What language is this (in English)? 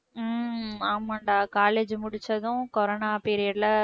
Tamil